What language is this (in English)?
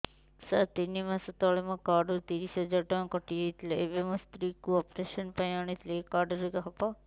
Odia